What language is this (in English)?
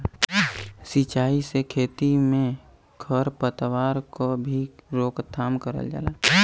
Bhojpuri